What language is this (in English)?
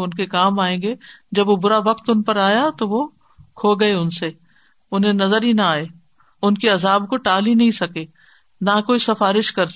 Urdu